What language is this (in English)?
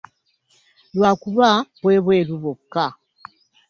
Ganda